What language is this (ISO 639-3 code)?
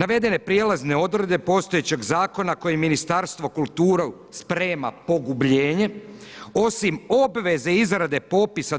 hrv